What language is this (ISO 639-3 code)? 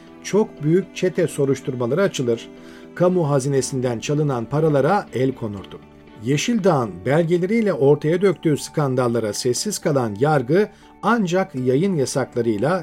tur